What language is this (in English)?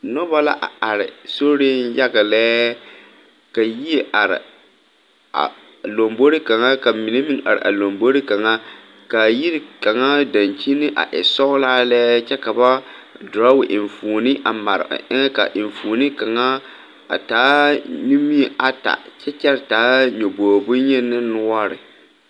Southern Dagaare